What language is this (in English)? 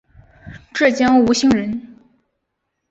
Chinese